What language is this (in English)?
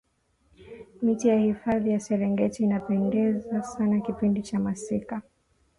Swahili